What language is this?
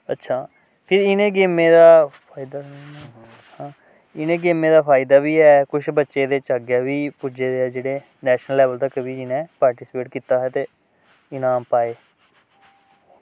Dogri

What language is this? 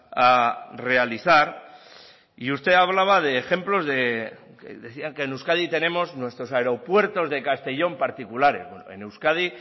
Spanish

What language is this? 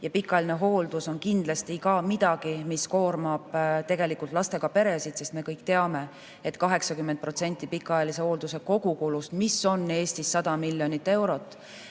Estonian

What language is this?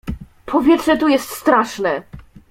Polish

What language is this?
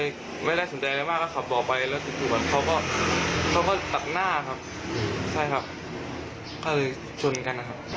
Thai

